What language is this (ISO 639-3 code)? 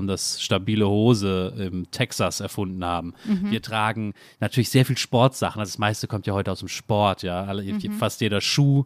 deu